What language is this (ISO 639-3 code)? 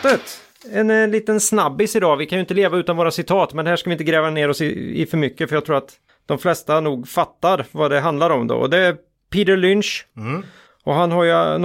swe